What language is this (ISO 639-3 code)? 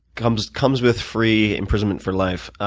eng